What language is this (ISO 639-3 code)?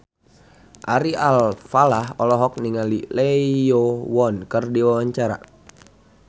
sun